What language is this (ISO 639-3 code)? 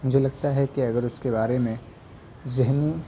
urd